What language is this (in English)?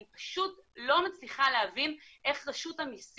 Hebrew